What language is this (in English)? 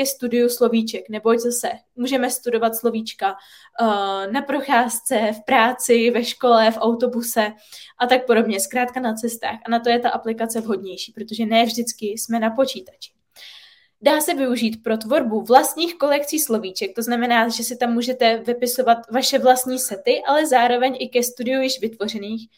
Czech